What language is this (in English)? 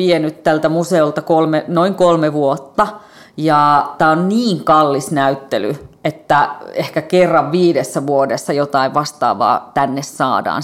Finnish